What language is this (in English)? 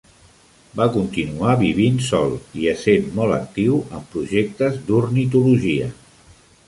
Catalan